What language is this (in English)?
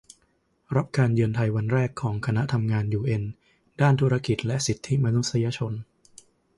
Thai